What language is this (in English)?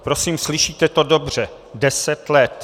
Czech